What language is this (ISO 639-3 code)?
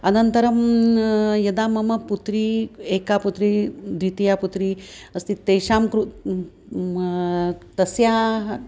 san